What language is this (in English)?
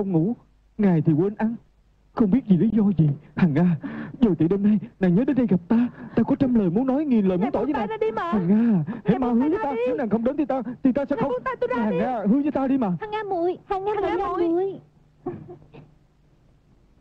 Vietnamese